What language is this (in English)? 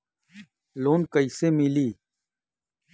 Bhojpuri